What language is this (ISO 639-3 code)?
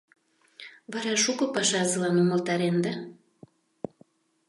chm